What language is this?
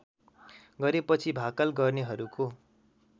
Nepali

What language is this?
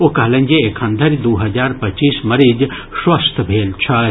Maithili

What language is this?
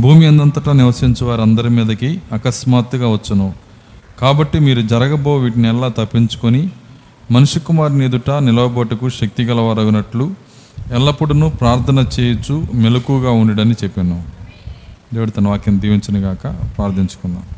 Telugu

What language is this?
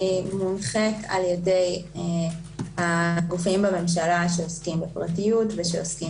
Hebrew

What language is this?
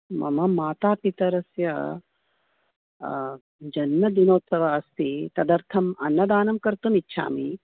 Sanskrit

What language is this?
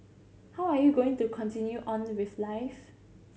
English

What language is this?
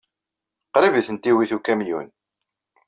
Kabyle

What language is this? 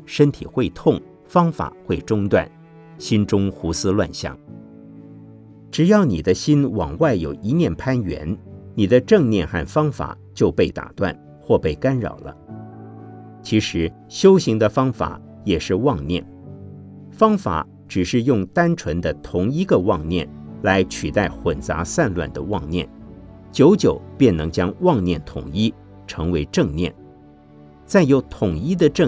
Chinese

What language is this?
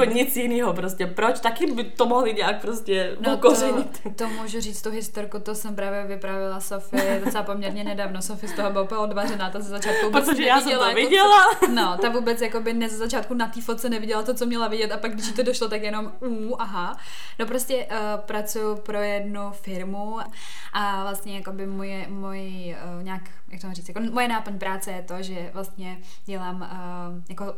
Czech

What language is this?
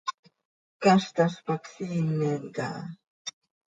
Seri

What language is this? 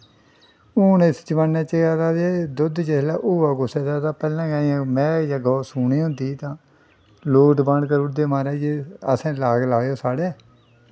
Dogri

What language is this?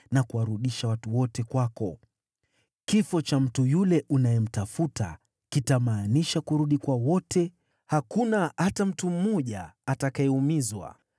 Swahili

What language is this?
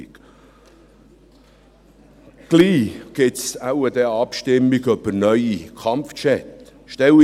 Swiss German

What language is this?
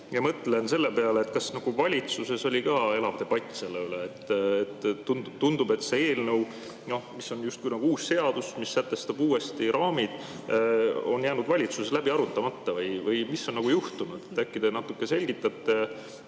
Estonian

